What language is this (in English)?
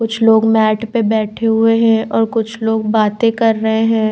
Hindi